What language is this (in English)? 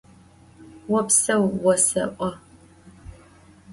Adyghe